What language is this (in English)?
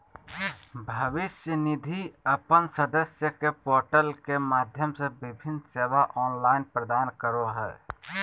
Magahi